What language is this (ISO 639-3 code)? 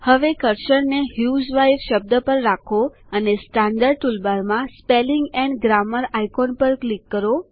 guj